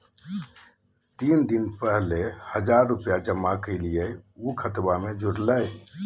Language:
Magahi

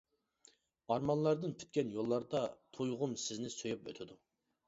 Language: Uyghur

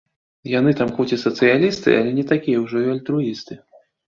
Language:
Belarusian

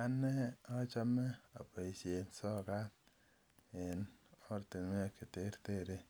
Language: Kalenjin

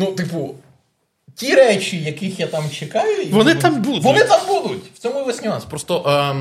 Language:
Ukrainian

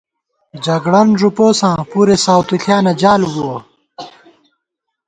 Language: Gawar-Bati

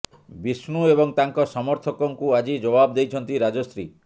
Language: Odia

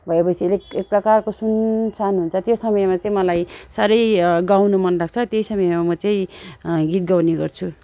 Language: Nepali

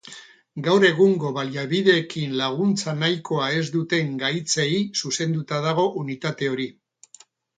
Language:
Basque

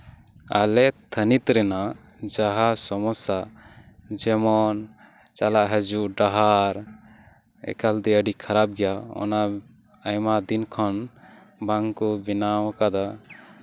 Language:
Santali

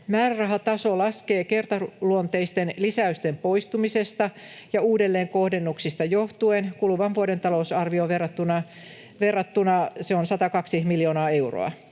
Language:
Finnish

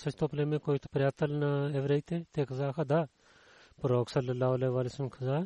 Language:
Bulgarian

